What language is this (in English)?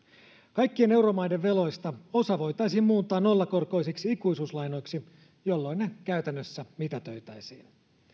Finnish